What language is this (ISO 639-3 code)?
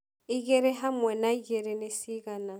kik